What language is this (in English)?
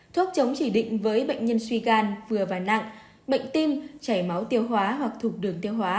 Vietnamese